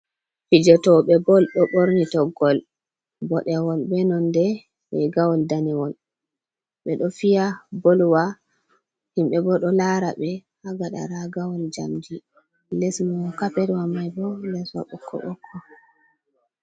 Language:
Fula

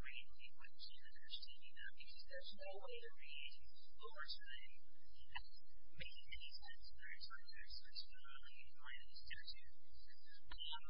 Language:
English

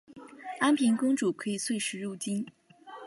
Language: Chinese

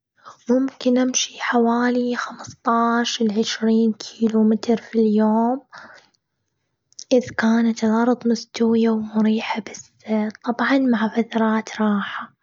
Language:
Gulf Arabic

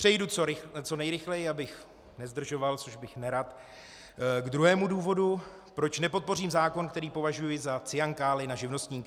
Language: Czech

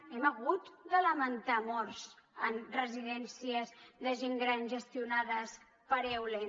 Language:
Catalan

